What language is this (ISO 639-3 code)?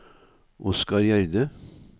nor